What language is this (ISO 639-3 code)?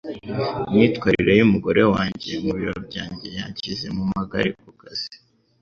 kin